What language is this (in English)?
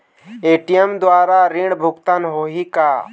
Chhattisgarhi